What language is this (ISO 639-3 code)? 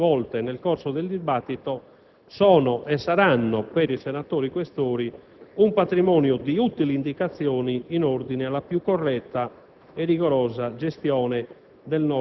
ita